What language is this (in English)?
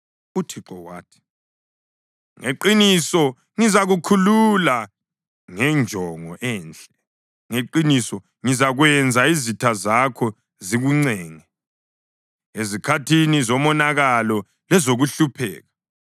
North Ndebele